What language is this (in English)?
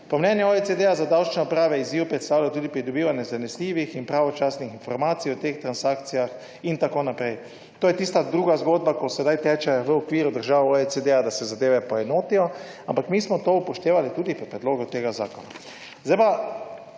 Slovenian